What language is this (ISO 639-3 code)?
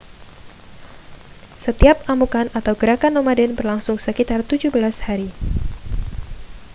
ind